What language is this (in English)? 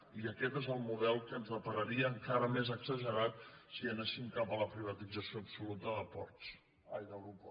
Catalan